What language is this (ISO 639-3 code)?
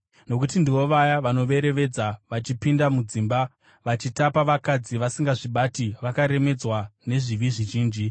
sna